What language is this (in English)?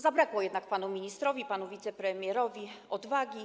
Polish